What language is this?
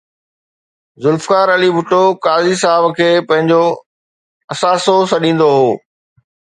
Sindhi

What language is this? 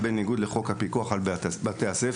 Hebrew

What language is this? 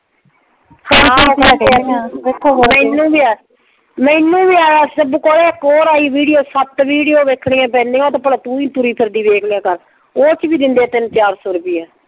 Punjabi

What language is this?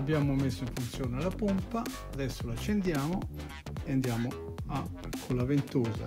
Italian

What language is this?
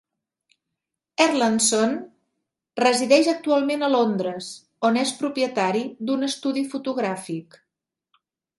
Catalan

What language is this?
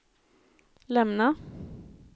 Swedish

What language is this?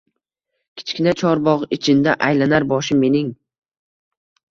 Uzbek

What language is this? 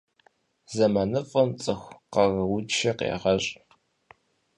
Kabardian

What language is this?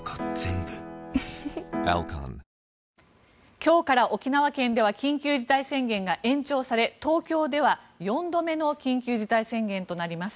Japanese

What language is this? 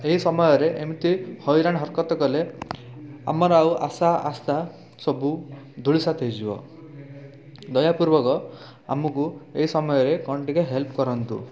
Odia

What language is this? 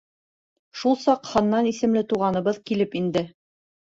Bashkir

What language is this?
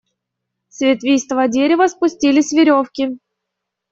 Russian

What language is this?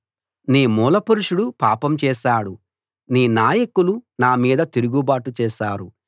Telugu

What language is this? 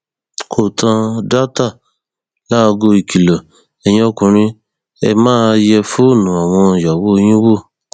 Yoruba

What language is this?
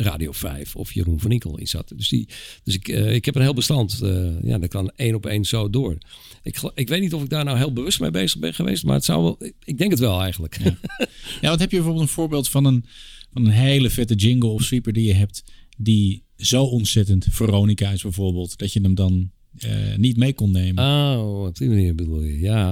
Dutch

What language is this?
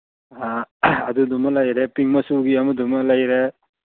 Manipuri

